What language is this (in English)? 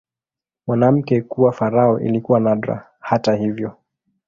Swahili